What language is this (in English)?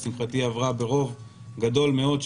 Hebrew